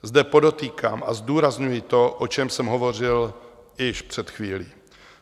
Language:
Czech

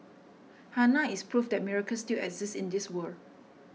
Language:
English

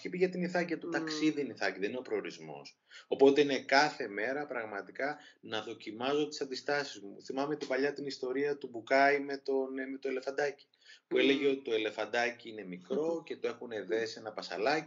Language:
Greek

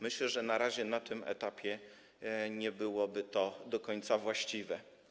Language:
Polish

